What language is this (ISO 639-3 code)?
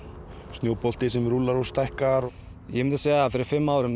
isl